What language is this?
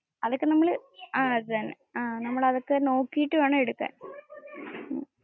Malayalam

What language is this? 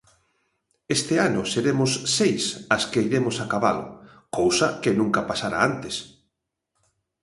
Galician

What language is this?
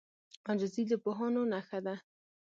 Pashto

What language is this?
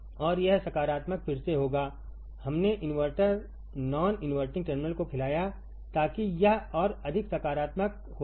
Hindi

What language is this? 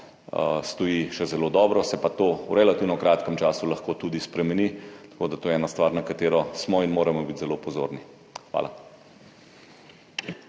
Slovenian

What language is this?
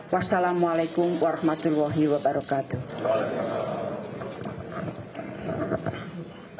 Indonesian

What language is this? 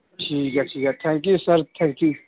Punjabi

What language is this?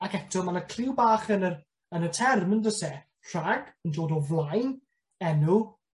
Welsh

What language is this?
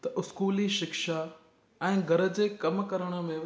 Sindhi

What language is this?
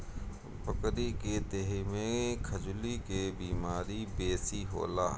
Bhojpuri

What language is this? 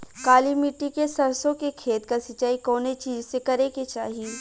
Bhojpuri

